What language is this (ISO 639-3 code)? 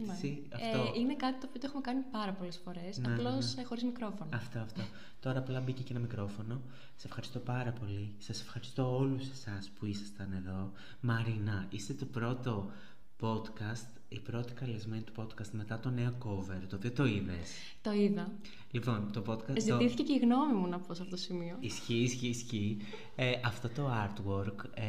ell